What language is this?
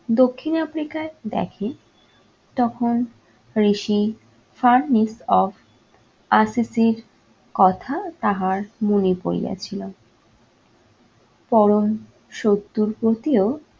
Bangla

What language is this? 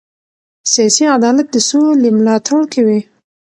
Pashto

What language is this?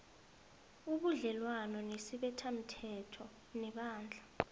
South Ndebele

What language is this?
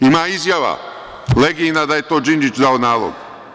Serbian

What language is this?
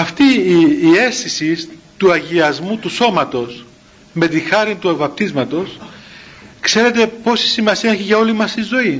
Greek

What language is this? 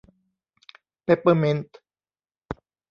Thai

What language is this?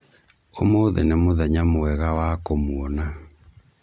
Kikuyu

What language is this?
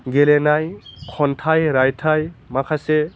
Bodo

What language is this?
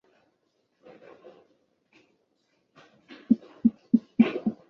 Chinese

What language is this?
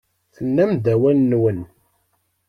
Kabyle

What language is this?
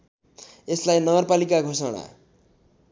Nepali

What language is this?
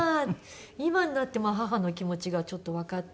Japanese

